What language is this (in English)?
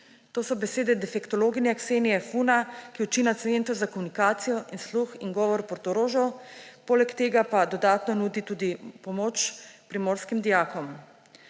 Slovenian